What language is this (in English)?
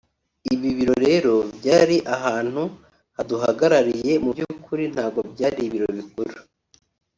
Kinyarwanda